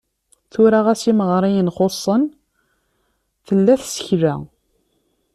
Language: Kabyle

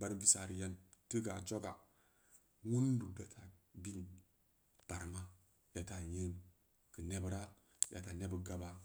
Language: Samba Leko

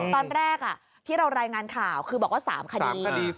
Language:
Thai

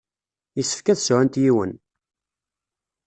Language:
Kabyle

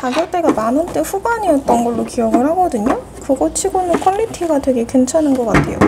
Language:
Korean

